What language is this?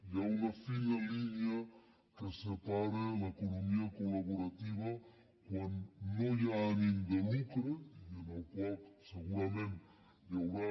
Catalan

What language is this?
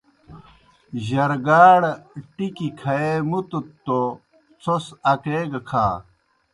Kohistani Shina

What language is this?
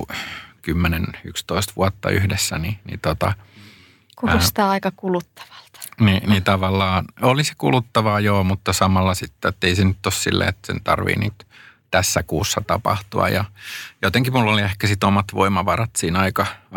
Finnish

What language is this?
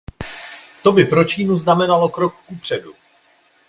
Czech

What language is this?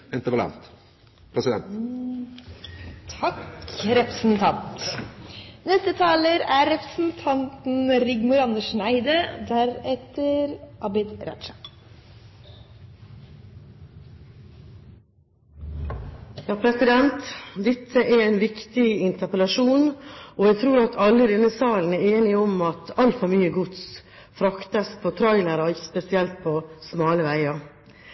Norwegian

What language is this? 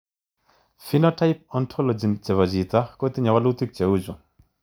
Kalenjin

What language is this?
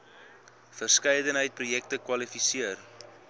Afrikaans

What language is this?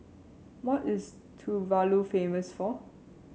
English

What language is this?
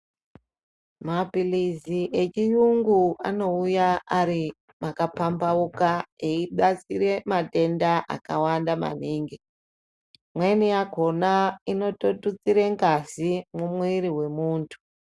Ndau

